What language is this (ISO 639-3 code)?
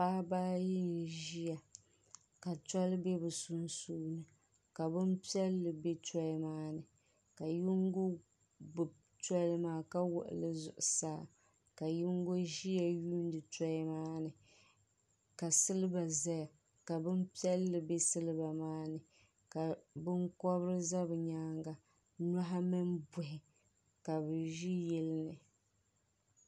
dag